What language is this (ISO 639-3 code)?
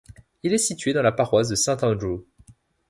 fra